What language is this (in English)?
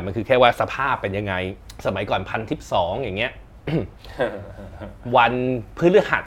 Thai